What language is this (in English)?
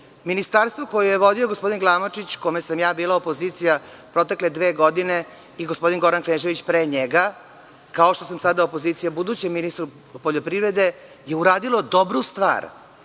Serbian